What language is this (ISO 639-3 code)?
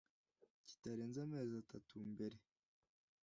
kin